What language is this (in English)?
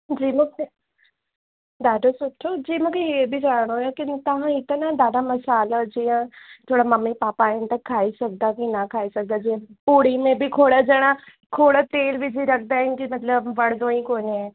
Sindhi